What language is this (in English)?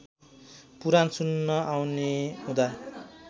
Nepali